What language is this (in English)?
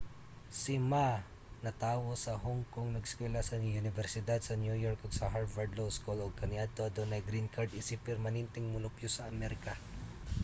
Cebuano